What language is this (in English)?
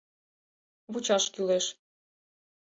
Mari